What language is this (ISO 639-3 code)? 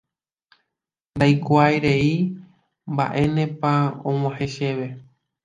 grn